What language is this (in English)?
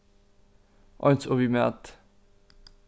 Faroese